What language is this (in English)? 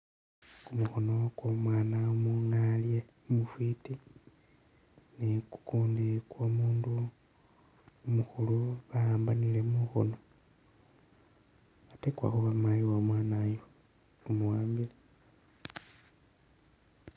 Masaaba